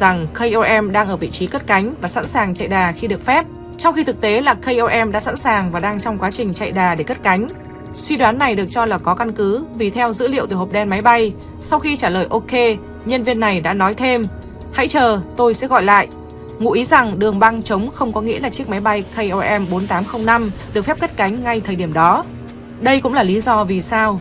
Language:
Vietnamese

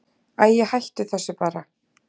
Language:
Icelandic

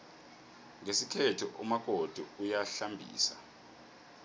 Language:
South Ndebele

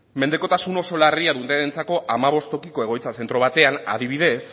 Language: Basque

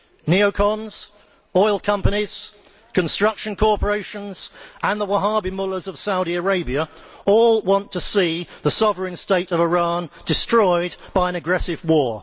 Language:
English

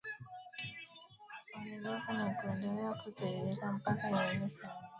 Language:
Swahili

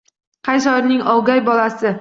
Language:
Uzbek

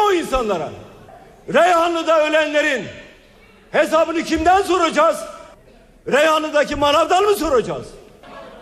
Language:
Turkish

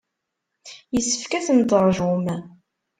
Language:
Kabyle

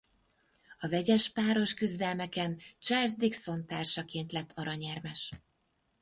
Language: Hungarian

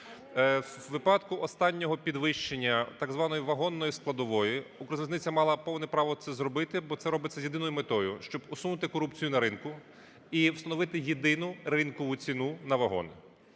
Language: Ukrainian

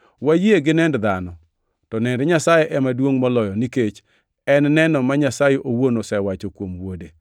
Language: Luo (Kenya and Tanzania)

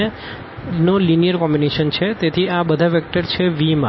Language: Gujarati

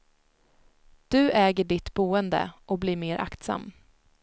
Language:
Swedish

